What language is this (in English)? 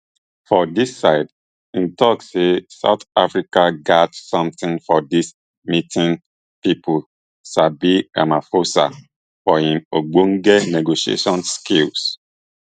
Nigerian Pidgin